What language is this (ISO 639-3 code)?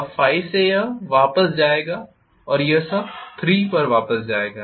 hin